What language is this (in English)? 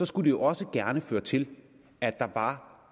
Danish